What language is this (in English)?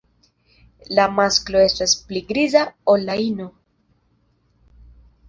Esperanto